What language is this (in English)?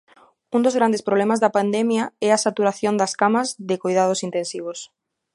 Galician